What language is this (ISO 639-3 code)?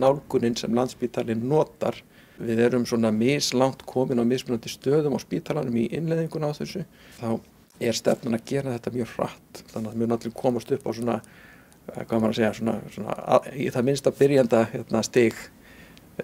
ara